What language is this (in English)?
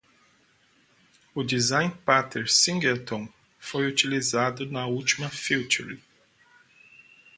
Portuguese